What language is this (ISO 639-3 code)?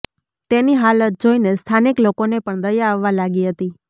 guj